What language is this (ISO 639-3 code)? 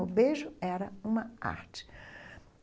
por